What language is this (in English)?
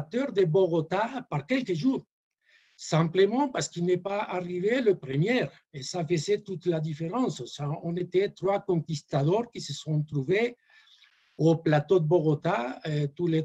French